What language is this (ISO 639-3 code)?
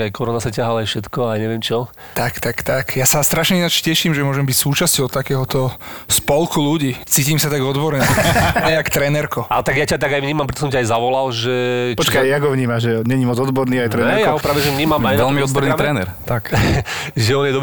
slk